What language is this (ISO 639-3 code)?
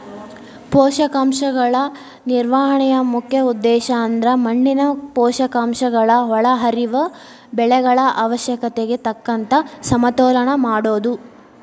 kan